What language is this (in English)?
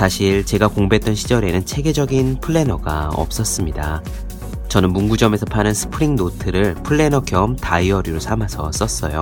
Korean